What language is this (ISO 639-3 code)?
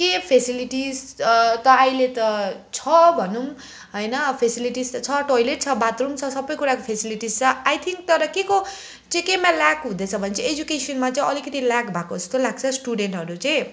nep